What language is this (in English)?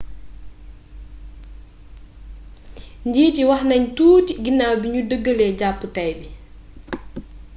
Wolof